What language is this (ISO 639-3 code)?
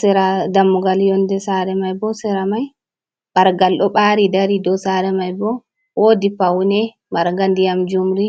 ful